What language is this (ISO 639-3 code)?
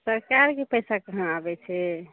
mai